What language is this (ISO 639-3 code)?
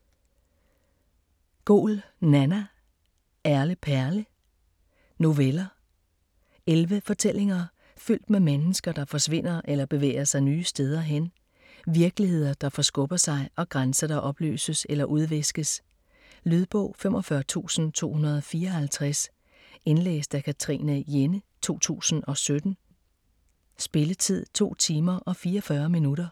dan